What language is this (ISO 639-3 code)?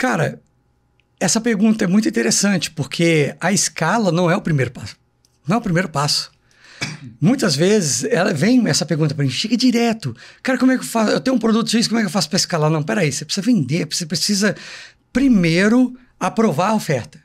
por